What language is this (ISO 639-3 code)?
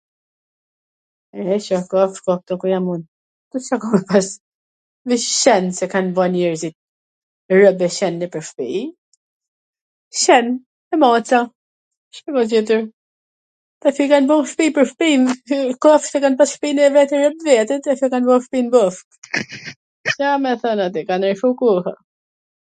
aln